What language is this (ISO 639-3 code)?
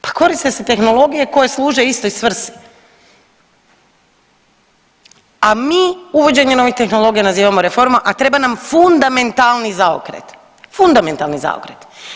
hrv